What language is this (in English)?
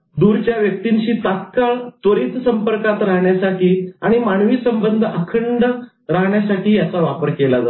Marathi